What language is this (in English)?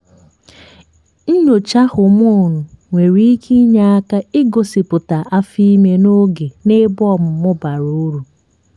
Igbo